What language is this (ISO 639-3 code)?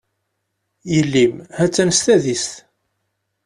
kab